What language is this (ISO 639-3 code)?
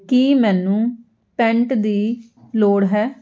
pan